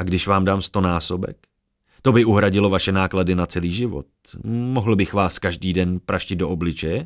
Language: Czech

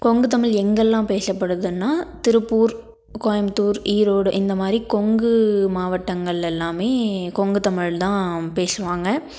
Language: Tamil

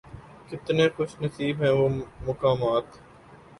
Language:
Urdu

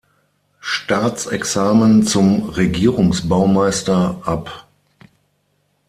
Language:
German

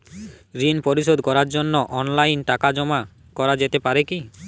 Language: Bangla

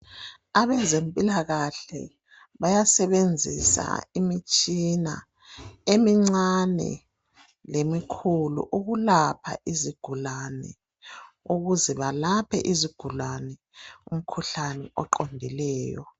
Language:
North Ndebele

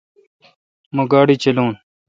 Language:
Kalkoti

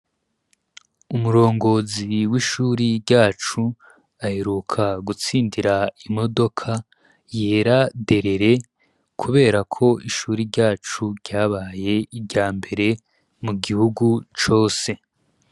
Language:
Rundi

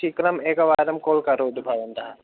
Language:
Sanskrit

